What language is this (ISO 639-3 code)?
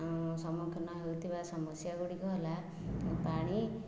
ori